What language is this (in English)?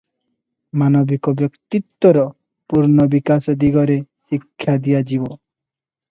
Odia